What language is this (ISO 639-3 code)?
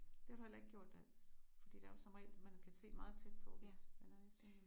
dan